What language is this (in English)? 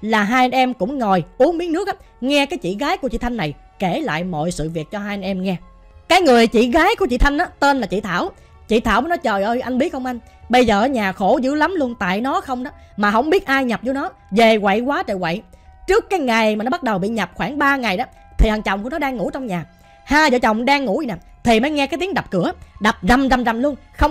Vietnamese